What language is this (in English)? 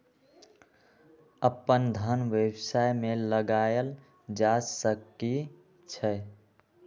Magahi